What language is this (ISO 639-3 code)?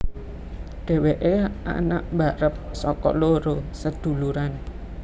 jav